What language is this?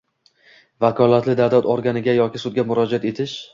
Uzbek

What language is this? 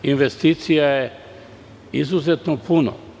Serbian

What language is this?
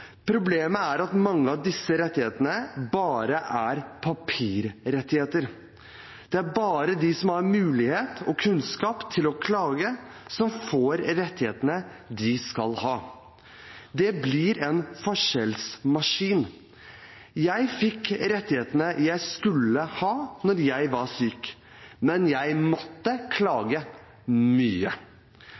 Norwegian Bokmål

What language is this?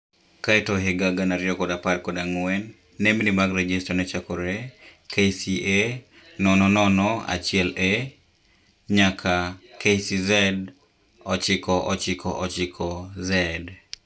Luo (Kenya and Tanzania)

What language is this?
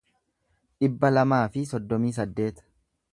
Oromo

